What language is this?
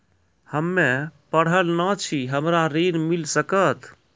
Maithili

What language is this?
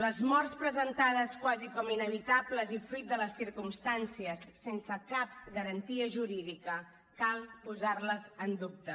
Catalan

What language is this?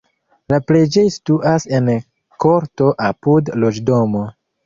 Esperanto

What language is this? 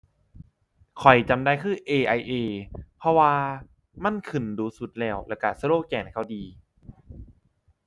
Thai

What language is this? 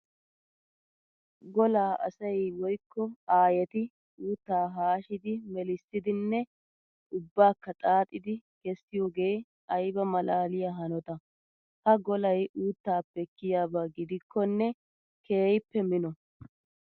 Wolaytta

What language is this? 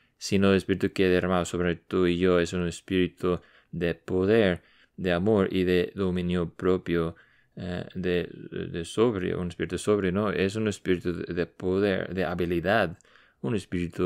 Spanish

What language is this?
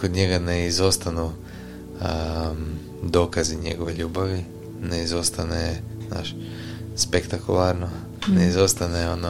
Croatian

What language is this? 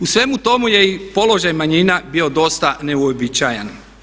Croatian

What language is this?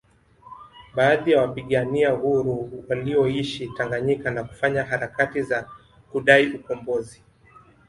Swahili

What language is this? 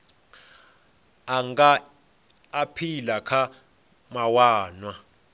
Venda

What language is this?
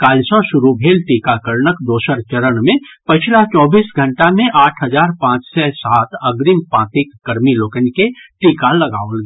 Maithili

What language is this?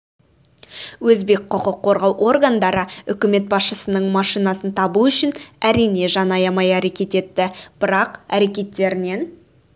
Kazakh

